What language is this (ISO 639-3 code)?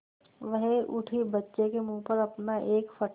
hin